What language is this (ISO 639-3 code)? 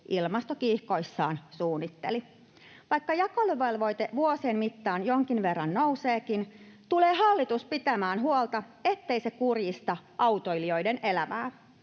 fin